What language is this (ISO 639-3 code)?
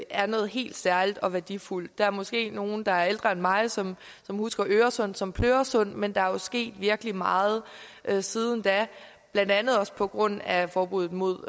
dan